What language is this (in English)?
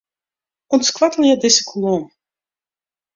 Western Frisian